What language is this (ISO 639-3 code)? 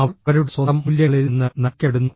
mal